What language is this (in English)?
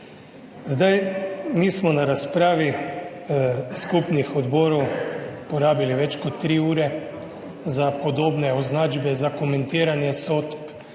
Slovenian